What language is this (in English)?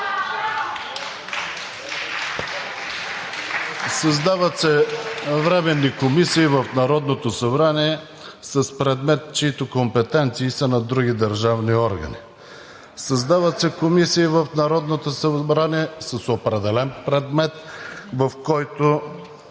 Bulgarian